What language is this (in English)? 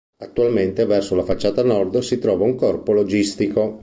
Italian